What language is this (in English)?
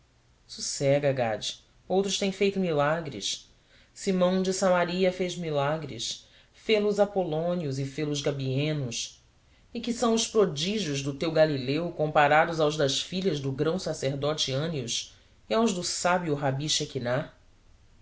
Portuguese